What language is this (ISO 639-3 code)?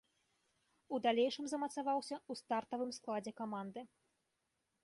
bel